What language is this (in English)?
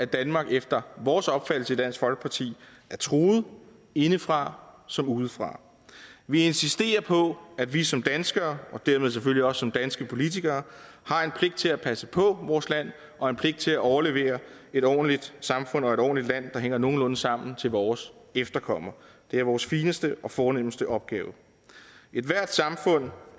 Danish